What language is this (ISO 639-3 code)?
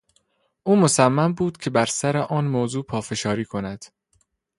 fas